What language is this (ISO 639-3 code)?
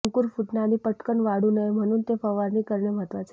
mar